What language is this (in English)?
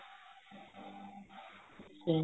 Punjabi